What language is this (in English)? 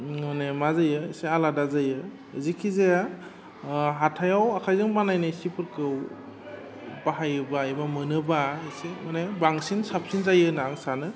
Bodo